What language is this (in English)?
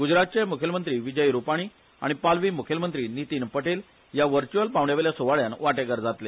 Konkani